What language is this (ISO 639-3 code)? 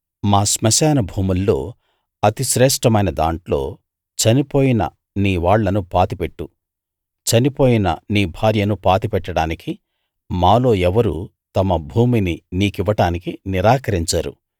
tel